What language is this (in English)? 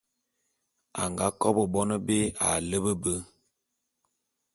Bulu